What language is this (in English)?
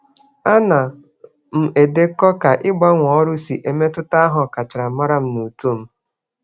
Igbo